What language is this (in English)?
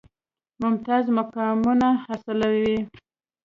Pashto